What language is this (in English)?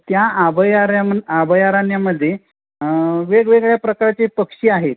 Marathi